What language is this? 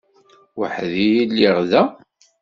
Kabyle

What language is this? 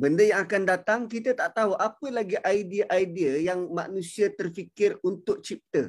Malay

